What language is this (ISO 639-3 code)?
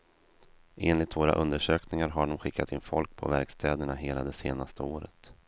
swe